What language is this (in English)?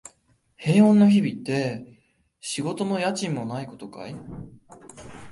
Japanese